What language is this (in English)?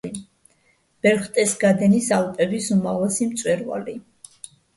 Georgian